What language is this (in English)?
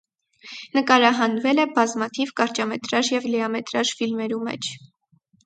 Armenian